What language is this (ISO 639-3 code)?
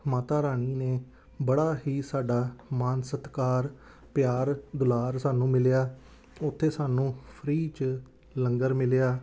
pan